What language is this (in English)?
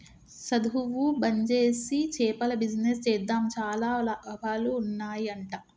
Telugu